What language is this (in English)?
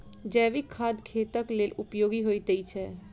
Maithili